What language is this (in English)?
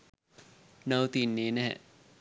Sinhala